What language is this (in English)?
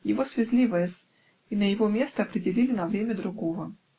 Russian